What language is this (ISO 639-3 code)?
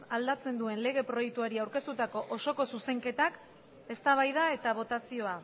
eus